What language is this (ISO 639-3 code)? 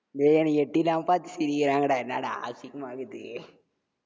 tam